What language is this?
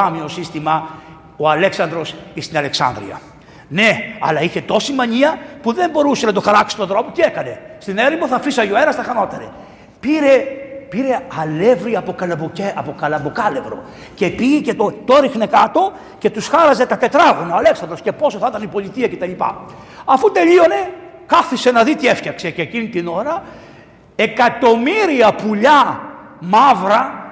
Greek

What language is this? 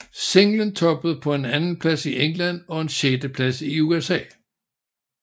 Danish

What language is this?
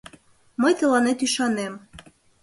Mari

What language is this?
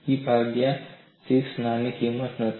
Gujarati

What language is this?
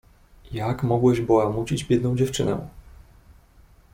Polish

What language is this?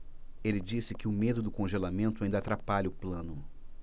Portuguese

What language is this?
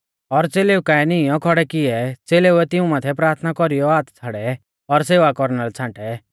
Mahasu Pahari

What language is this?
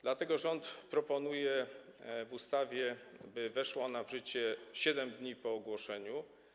Polish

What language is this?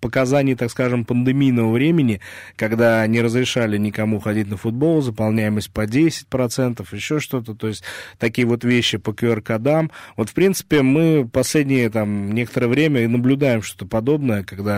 Russian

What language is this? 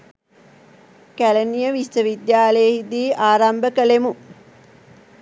Sinhala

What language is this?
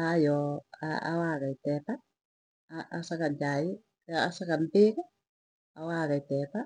Tugen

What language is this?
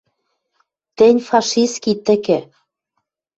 Western Mari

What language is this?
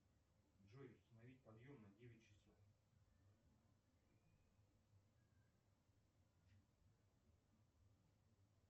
Russian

